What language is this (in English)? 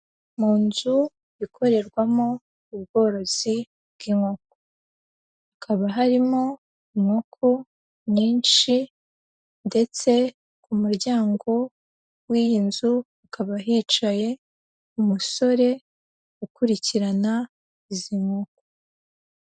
Kinyarwanda